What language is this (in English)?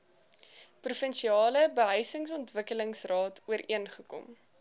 Afrikaans